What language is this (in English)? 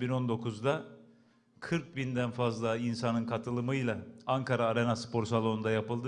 Turkish